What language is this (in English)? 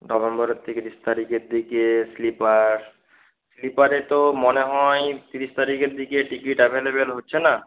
Bangla